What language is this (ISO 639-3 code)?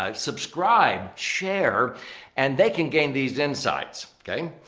eng